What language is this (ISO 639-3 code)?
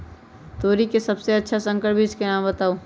mag